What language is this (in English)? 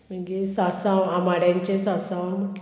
Konkani